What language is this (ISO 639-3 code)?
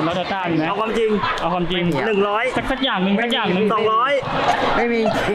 tha